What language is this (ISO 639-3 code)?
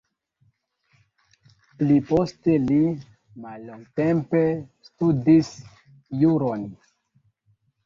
epo